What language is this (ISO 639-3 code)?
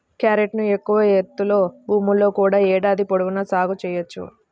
tel